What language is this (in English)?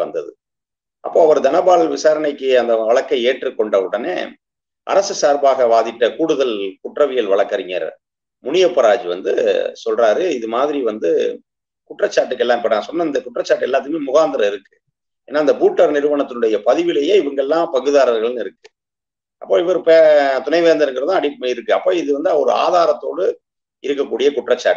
Romanian